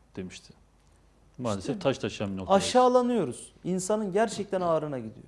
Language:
Turkish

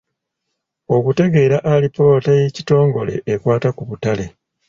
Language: Ganda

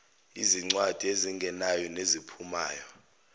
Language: Zulu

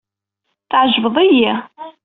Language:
Kabyle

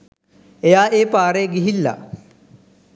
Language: Sinhala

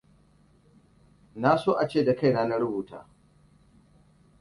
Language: Hausa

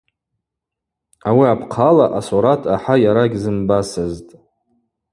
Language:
Abaza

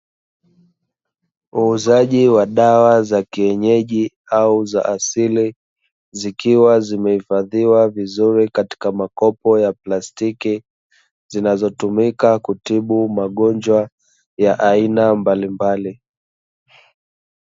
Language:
Swahili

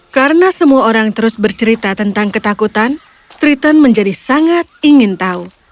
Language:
Indonesian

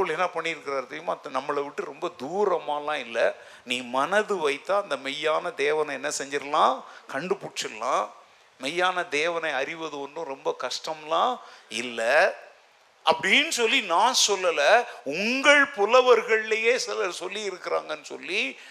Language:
Tamil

